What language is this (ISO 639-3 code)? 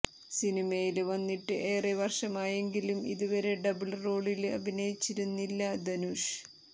mal